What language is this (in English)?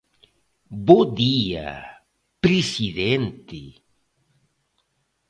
Galician